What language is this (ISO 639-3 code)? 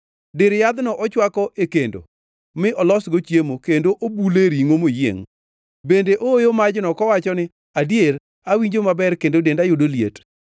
luo